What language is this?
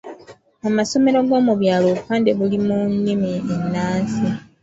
Ganda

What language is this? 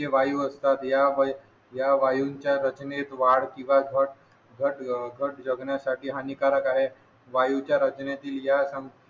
Marathi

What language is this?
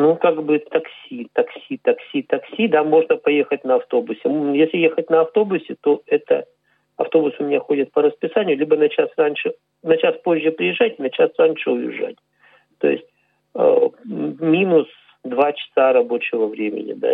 Russian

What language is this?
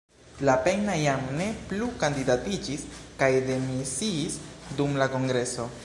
Esperanto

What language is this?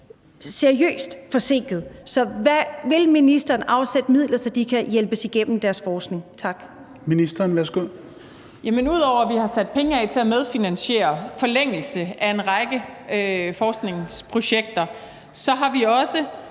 Danish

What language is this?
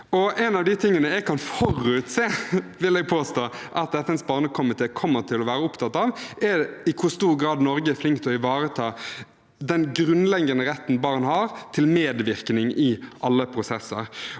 Norwegian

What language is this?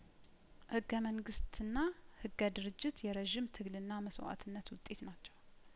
Amharic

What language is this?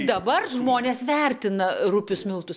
Lithuanian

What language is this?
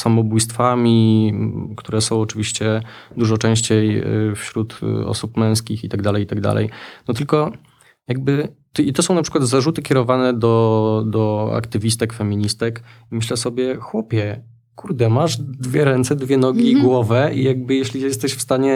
Polish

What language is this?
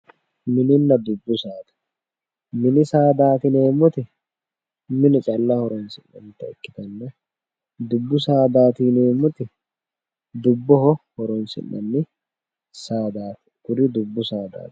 Sidamo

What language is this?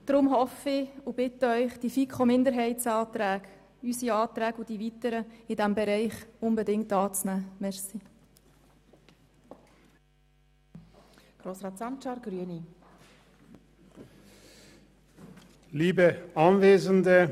Swiss German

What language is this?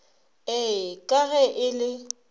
Northern Sotho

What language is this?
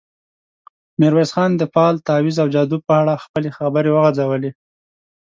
Pashto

